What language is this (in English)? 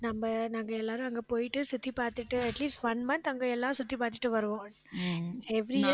Tamil